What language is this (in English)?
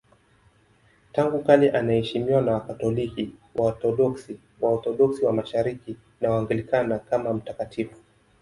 Swahili